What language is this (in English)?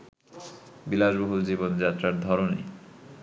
Bangla